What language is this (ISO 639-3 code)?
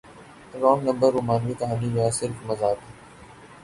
urd